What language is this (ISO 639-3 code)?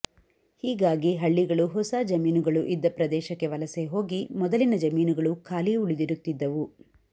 kan